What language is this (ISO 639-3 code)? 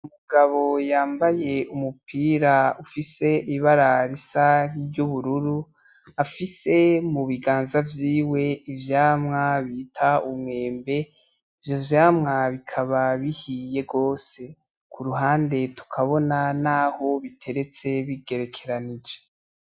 run